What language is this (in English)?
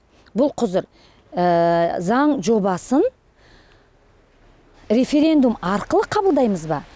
Kazakh